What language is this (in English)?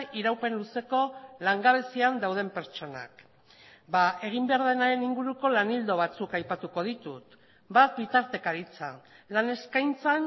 Basque